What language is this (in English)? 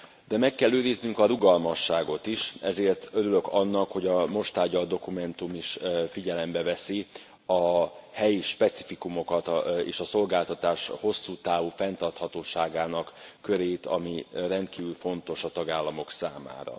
Hungarian